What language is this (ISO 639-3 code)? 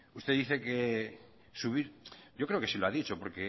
spa